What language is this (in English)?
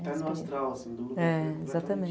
Portuguese